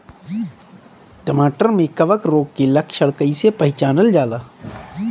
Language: Bhojpuri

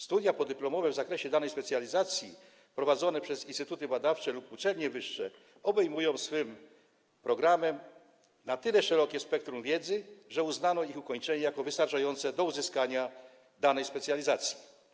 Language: Polish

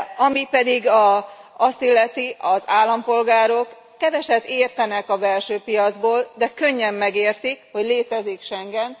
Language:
Hungarian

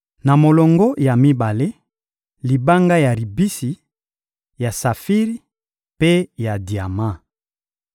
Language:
Lingala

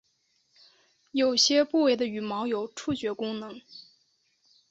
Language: Chinese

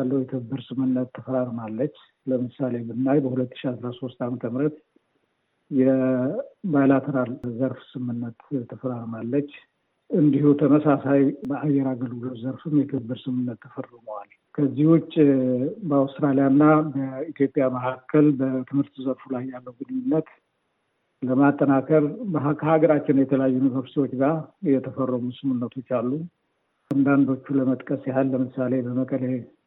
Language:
Amharic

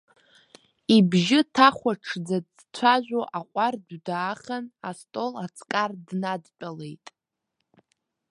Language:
Abkhazian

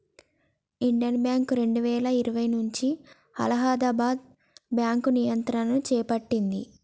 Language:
Telugu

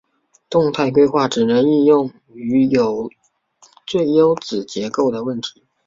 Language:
Chinese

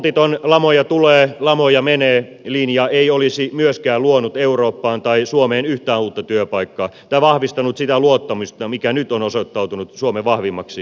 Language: Finnish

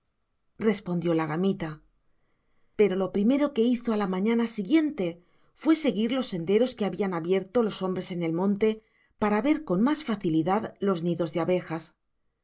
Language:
Spanish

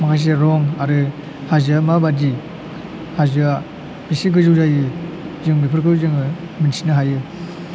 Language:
Bodo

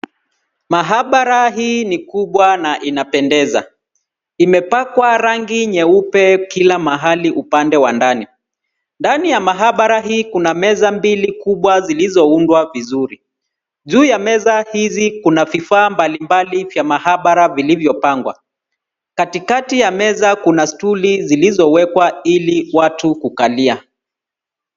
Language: Swahili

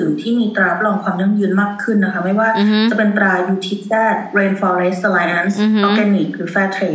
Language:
Thai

